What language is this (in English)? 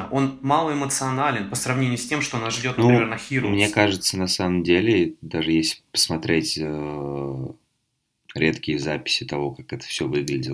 Russian